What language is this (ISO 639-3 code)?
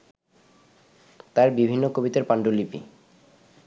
ben